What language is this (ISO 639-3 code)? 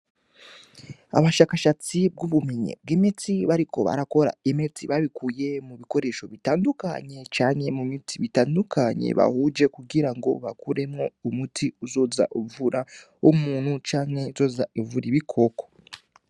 run